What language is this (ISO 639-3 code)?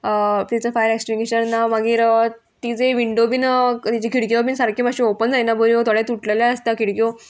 kok